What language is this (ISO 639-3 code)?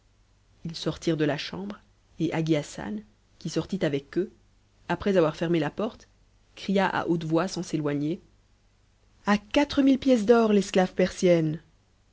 fra